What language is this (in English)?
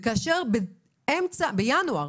Hebrew